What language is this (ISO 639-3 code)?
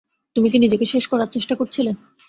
ben